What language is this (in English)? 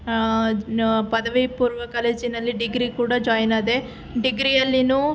Kannada